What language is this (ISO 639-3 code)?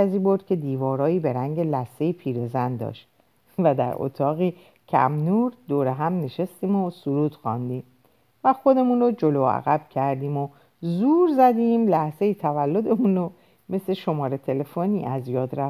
fas